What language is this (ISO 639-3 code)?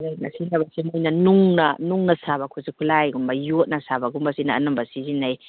mni